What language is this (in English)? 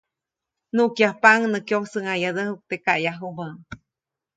Copainalá Zoque